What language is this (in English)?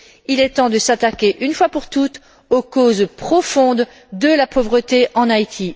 French